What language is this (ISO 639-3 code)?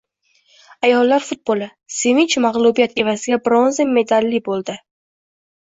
uzb